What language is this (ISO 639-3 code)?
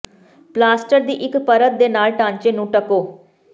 pan